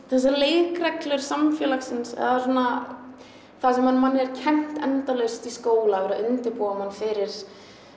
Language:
Icelandic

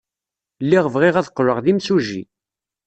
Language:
Kabyle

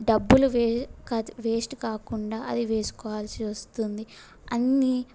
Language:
Telugu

